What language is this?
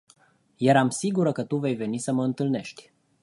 Romanian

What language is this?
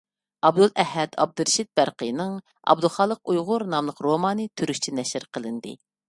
Uyghur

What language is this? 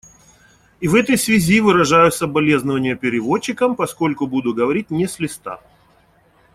Russian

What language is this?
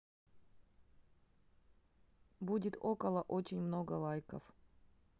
Russian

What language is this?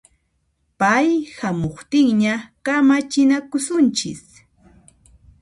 Puno Quechua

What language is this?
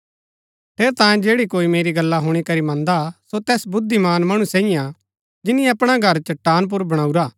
Gaddi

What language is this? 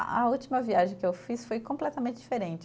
Portuguese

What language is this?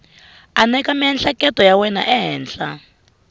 Tsonga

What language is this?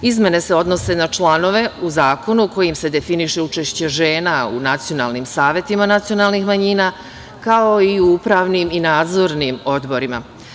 Serbian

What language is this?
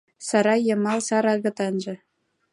Mari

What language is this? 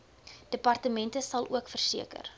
Afrikaans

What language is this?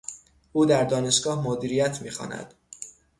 Persian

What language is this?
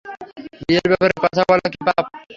Bangla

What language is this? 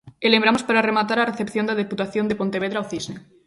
Galician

